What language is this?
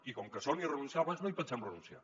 Catalan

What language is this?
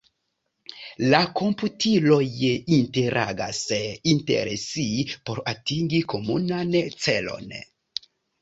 Esperanto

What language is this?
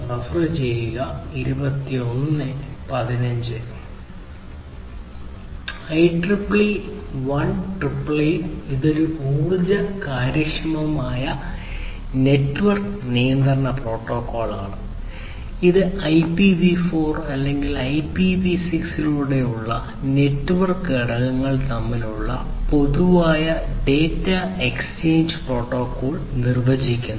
Malayalam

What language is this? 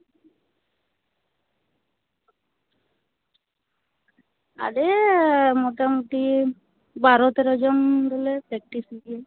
Santali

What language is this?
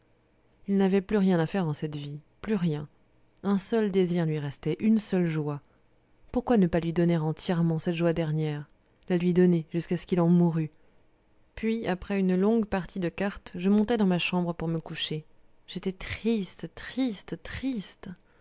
French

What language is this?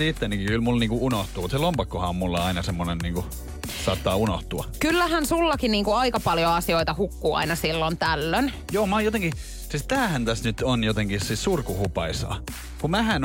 Finnish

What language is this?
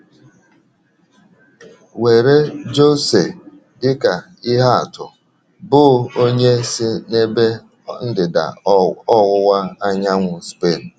Igbo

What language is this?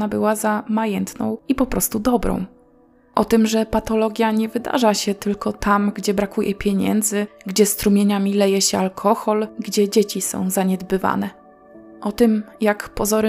Polish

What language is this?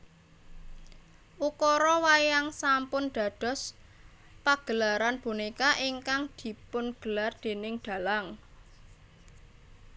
Javanese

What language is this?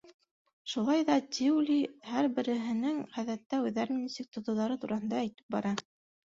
Bashkir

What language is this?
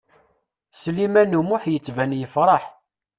Kabyle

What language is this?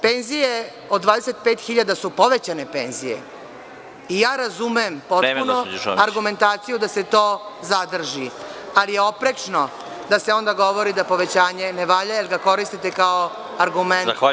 Serbian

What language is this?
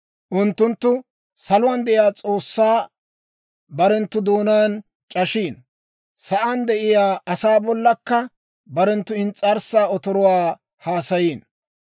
Dawro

